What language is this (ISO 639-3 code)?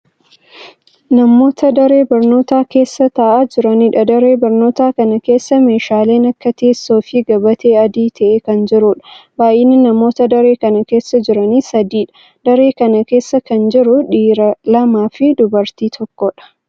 orm